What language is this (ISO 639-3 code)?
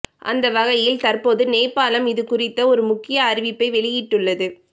tam